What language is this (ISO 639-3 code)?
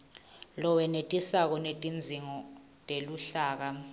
ssw